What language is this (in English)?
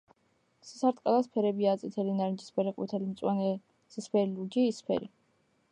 Georgian